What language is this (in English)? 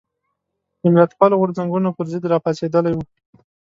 Pashto